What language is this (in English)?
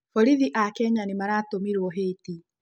Kikuyu